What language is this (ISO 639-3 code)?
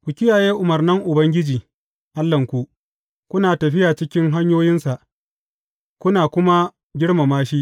hau